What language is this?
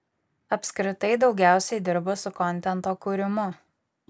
Lithuanian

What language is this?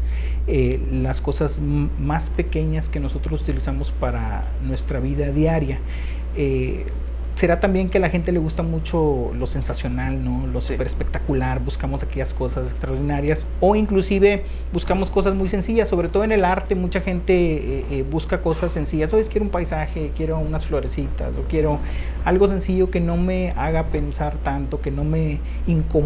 Spanish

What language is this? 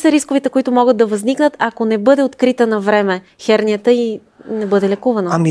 Bulgarian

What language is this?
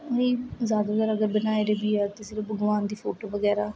Dogri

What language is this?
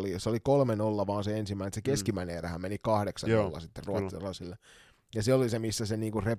Finnish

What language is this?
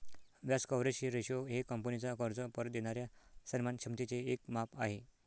Marathi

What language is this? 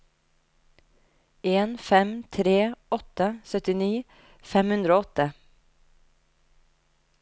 Norwegian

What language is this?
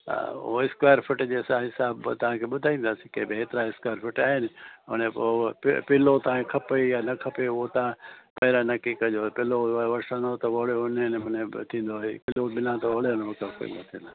Sindhi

